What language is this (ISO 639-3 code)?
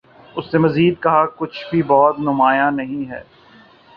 urd